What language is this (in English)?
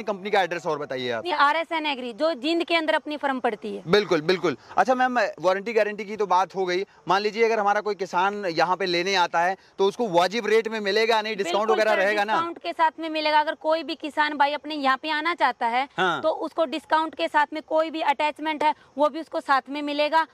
Hindi